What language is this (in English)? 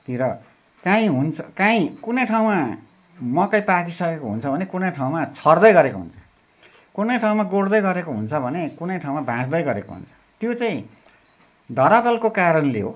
Nepali